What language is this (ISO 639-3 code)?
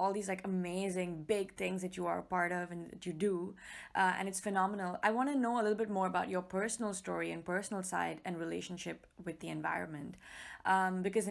eng